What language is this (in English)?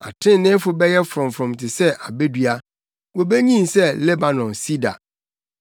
Akan